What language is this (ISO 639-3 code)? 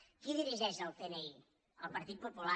cat